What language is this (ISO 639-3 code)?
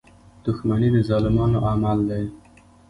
pus